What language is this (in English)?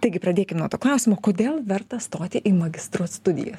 Lithuanian